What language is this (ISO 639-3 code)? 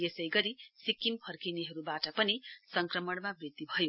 nep